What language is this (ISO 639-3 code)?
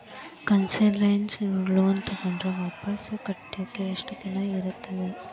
kan